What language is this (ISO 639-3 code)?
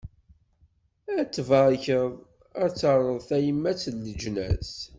kab